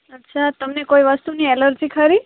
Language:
Gujarati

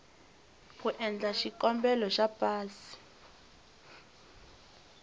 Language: Tsonga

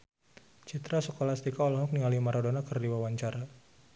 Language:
Sundanese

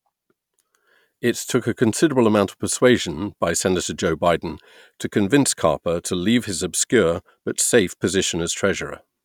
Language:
English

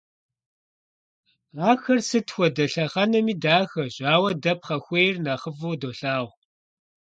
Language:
Kabardian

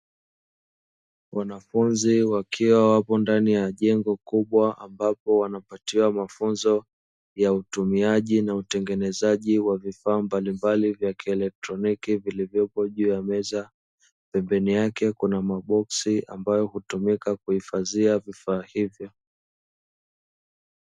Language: Swahili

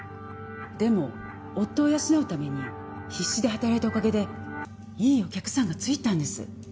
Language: Japanese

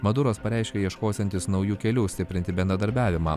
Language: Lithuanian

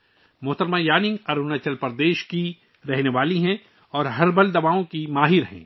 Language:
Urdu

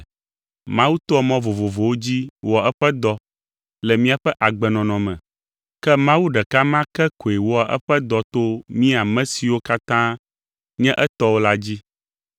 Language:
Ewe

